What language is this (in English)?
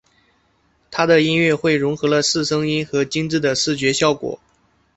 Chinese